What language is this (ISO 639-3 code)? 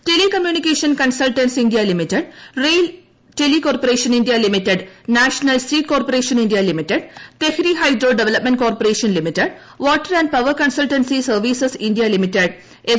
mal